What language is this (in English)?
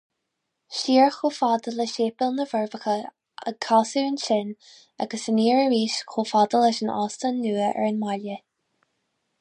Irish